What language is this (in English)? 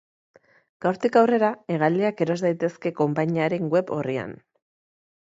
Basque